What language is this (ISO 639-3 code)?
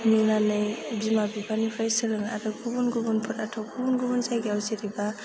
brx